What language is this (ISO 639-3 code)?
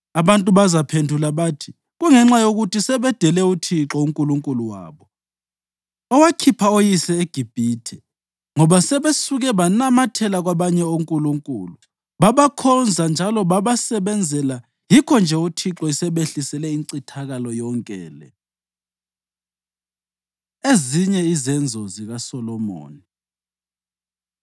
nde